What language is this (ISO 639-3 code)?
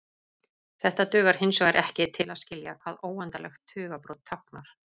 isl